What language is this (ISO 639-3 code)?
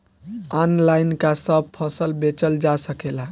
bho